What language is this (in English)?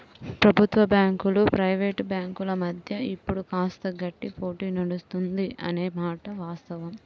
Telugu